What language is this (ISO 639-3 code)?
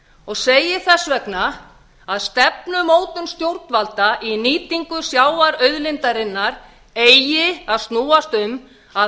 isl